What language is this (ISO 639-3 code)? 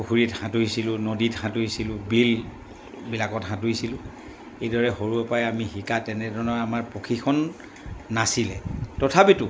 asm